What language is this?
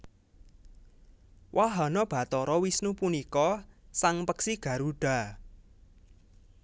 Javanese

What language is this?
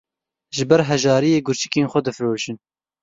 Kurdish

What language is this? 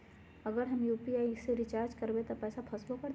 Magahi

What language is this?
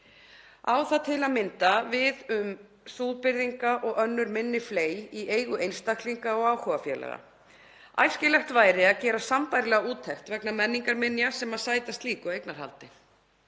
Icelandic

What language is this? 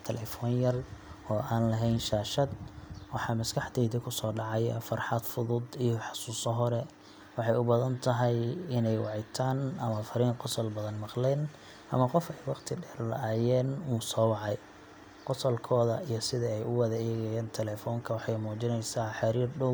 Somali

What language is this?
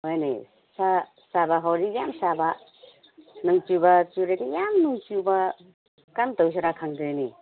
Manipuri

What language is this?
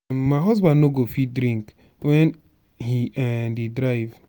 Nigerian Pidgin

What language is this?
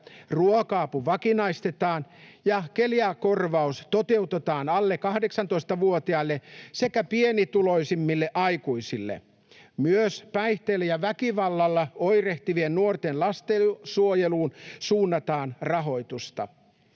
Finnish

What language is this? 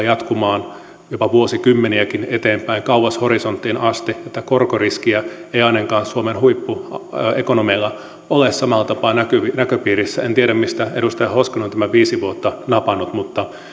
Finnish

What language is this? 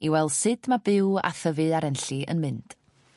Welsh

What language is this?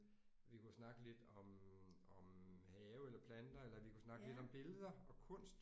Danish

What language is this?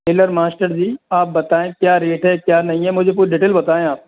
Hindi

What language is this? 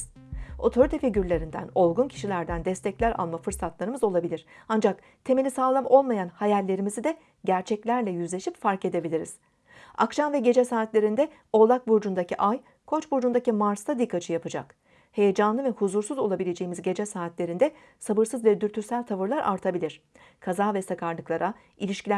Turkish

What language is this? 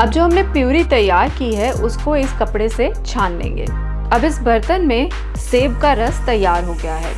Hindi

